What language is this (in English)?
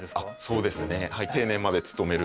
Japanese